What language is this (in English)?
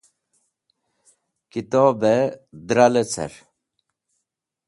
Wakhi